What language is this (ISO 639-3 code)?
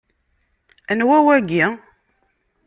kab